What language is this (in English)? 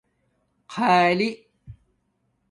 Domaaki